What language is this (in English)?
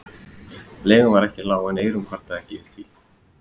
Icelandic